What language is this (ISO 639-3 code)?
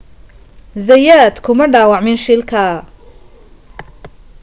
som